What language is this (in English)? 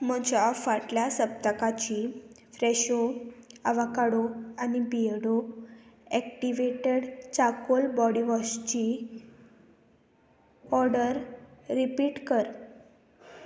Konkani